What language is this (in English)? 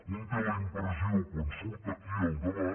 Catalan